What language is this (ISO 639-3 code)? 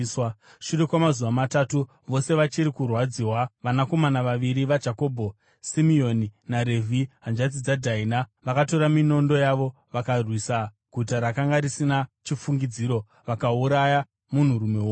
sna